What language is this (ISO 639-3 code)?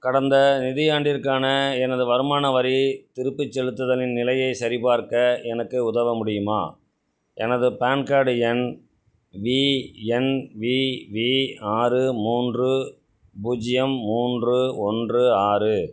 tam